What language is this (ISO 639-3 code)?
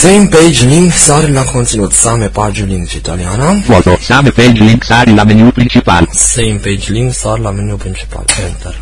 ron